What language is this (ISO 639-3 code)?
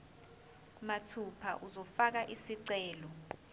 zul